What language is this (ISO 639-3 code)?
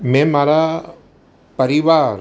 guj